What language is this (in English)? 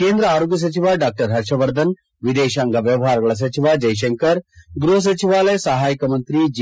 Kannada